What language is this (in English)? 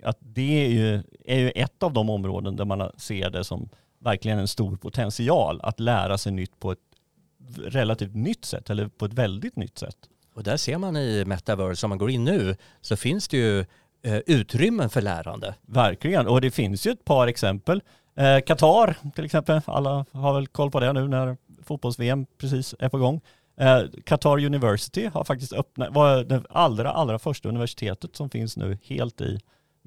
Swedish